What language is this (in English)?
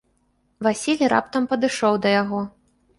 Belarusian